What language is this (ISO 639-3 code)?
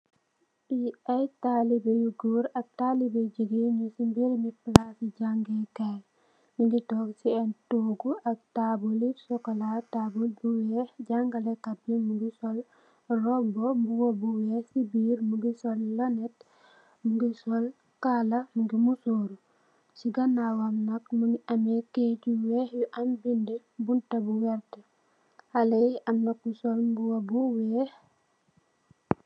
wol